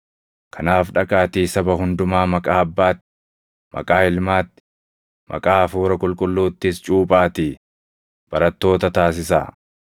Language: Oromo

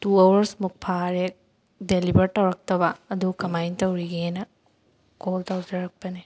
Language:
Manipuri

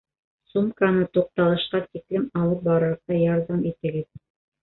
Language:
Bashkir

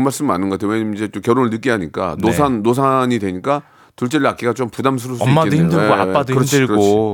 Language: Korean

